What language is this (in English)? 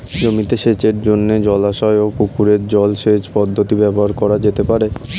Bangla